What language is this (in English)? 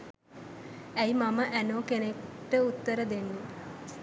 Sinhala